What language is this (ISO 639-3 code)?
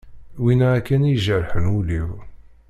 kab